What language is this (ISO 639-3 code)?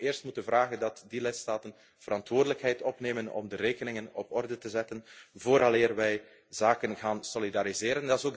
nld